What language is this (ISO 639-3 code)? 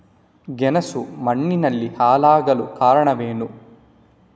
kan